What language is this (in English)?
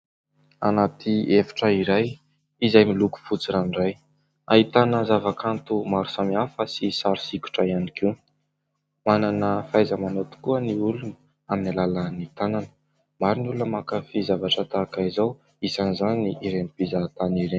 Malagasy